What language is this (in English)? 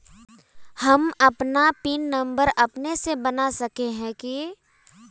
Magahi